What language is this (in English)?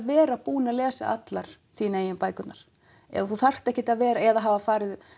Icelandic